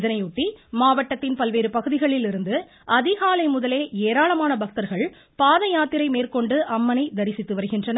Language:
Tamil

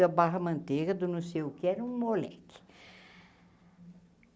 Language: Portuguese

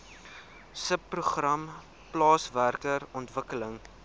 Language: Afrikaans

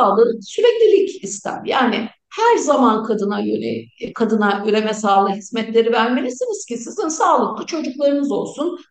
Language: Turkish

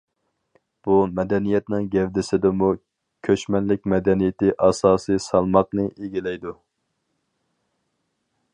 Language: Uyghur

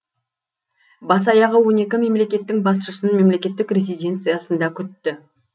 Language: Kazakh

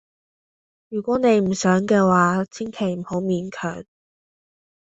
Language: Cantonese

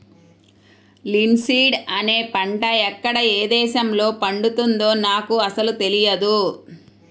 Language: Telugu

